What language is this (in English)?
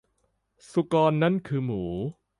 Thai